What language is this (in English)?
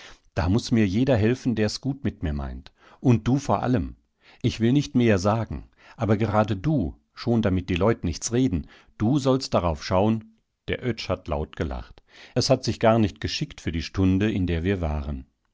German